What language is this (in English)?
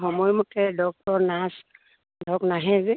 Assamese